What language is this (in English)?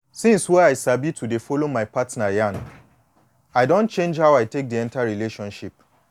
Nigerian Pidgin